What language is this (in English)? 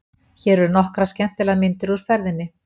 Icelandic